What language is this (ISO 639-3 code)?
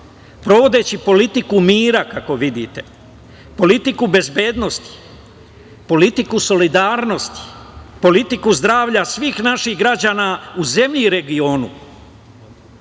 srp